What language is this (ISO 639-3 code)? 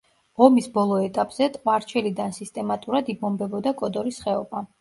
kat